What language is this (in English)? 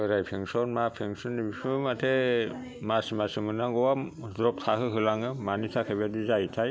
Bodo